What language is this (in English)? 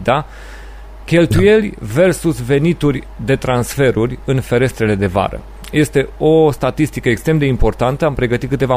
Romanian